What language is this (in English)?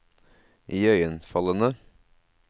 Norwegian